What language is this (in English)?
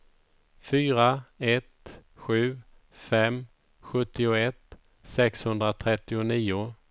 Swedish